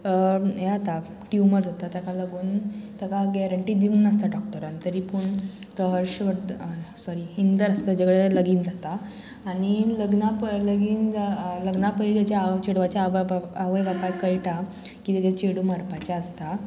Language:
Konkani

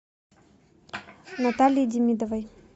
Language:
Russian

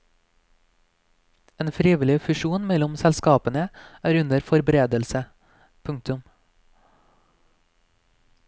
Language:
Norwegian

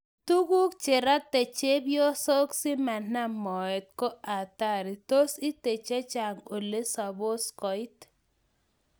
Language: Kalenjin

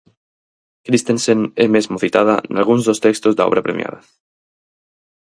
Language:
Galician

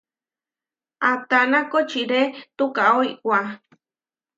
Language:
Huarijio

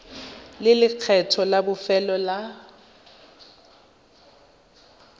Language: Tswana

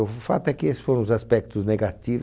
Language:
Portuguese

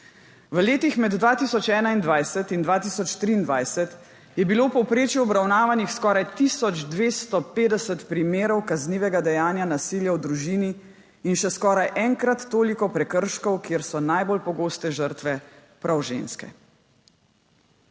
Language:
Slovenian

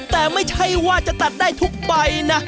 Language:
Thai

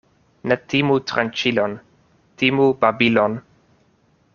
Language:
Esperanto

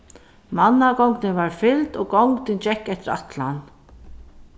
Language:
Faroese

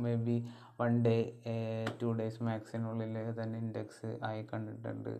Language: Malayalam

